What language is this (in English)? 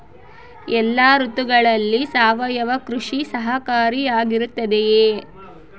Kannada